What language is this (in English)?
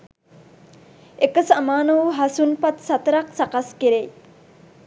Sinhala